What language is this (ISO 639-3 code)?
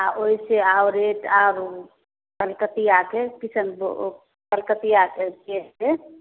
mai